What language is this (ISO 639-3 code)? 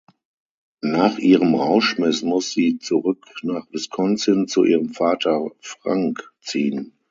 deu